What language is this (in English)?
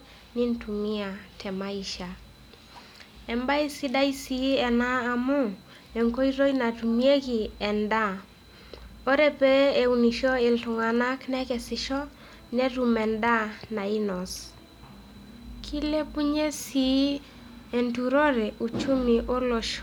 Masai